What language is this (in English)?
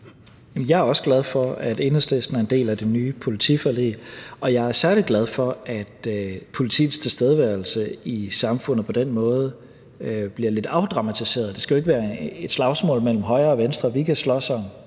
Danish